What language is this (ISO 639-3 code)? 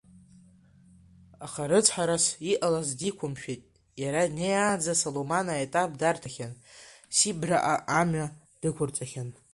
abk